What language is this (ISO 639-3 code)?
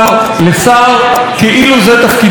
heb